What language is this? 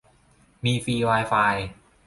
Thai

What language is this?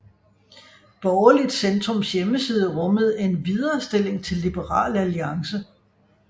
Danish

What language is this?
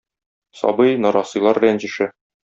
Tatar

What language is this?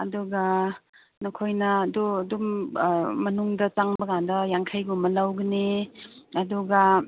Manipuri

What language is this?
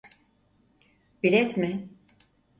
Turkish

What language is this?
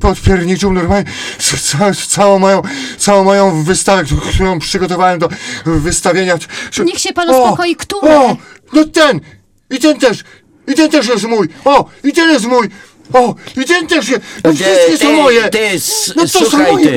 Polish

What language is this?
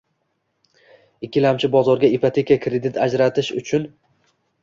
Uzbek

